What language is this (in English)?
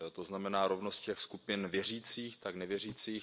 Czech